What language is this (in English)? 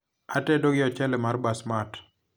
Luo (Kenya and Tanzania)